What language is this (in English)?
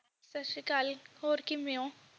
Punjabi